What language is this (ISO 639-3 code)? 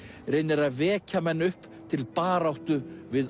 isl